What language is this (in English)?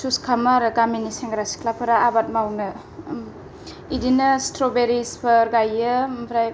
Bodo